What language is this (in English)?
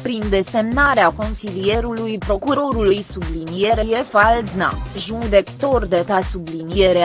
Romanian